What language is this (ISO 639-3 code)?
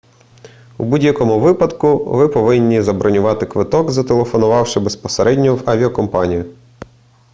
ukr